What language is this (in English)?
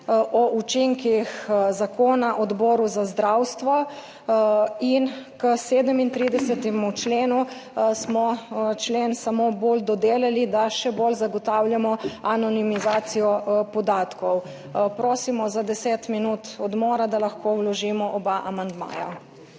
Slovenian